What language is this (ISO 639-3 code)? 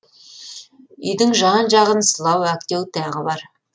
kaz